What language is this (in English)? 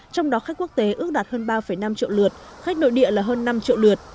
Vietnamese